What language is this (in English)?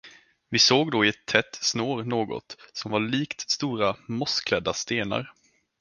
Swedish